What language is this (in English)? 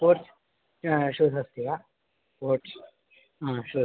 Sanskrit